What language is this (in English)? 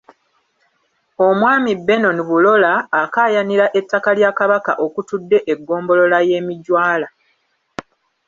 Ganda